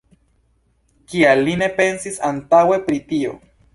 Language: Esperanto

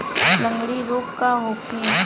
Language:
Bhojpuri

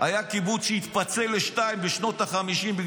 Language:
Hebrew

